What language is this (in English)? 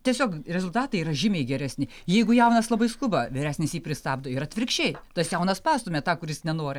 Lithuanian